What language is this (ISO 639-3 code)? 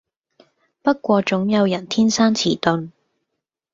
yue